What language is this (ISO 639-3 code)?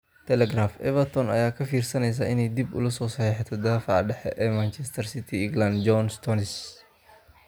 som